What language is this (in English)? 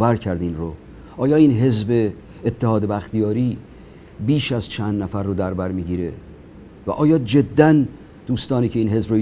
Persian